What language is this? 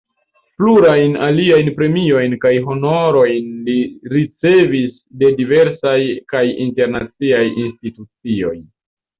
Esperanto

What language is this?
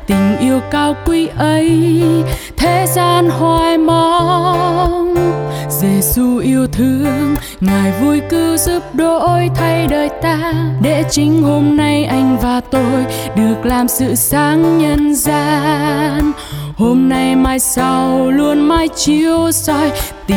Vietnamese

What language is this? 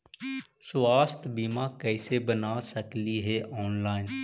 Magahi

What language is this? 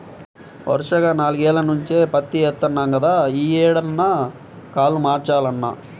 Telugu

